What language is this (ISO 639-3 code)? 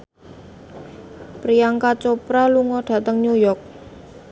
jav